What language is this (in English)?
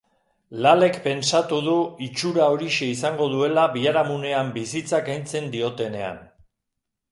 Basque